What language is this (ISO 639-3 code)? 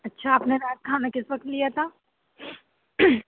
urd